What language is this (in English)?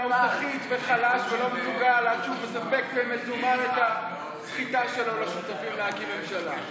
Hebrew